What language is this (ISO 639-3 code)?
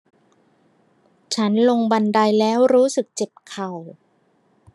tha